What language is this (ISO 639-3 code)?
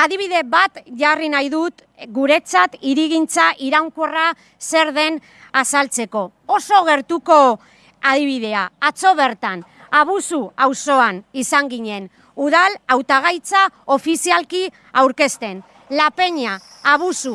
spa